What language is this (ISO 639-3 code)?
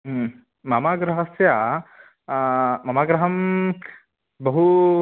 san